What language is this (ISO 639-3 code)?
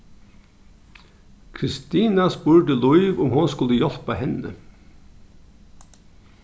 fao